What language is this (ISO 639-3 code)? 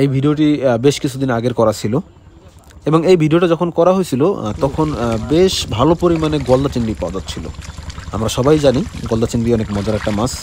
ara